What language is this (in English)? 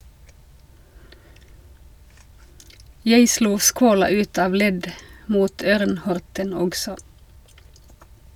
Norwegian